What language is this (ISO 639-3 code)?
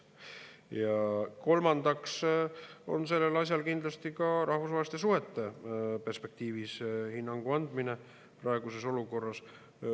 est